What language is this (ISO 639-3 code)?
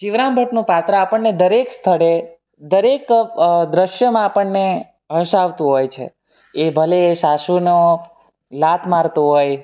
guj